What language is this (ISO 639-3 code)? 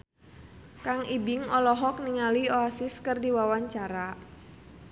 sun